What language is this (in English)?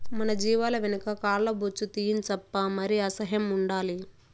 Telugu